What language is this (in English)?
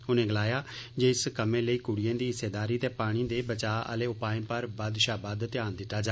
Dogri